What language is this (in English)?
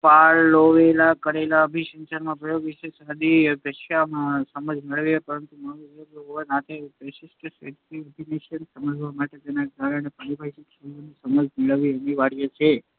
Gujarati